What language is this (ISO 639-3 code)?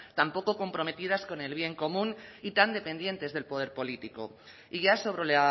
spa